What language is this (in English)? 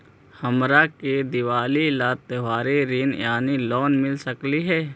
Magahi